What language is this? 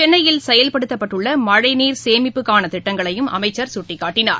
Tamil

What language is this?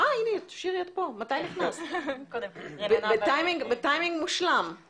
Hebrew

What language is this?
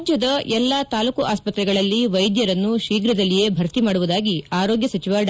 Kannada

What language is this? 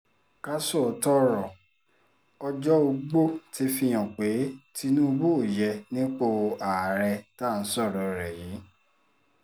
Yoruba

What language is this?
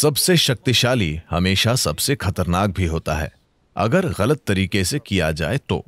Hindi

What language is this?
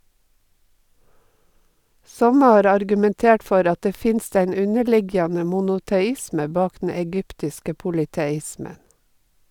Norwegian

